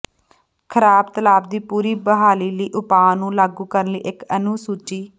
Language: Punjabi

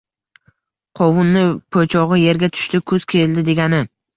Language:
Uzbek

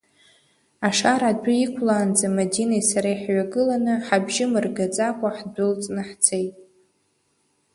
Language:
Abkhazian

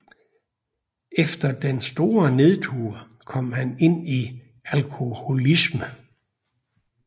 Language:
Danish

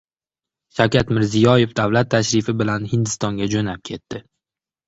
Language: Uzbek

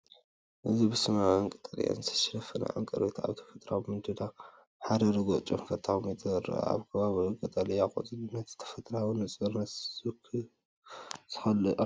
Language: Tigrinya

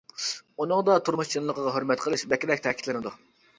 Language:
Uyghur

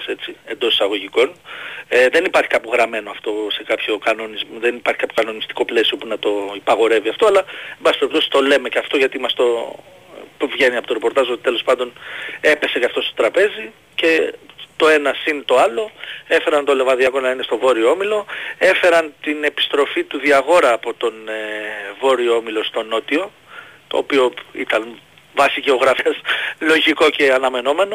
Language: Greek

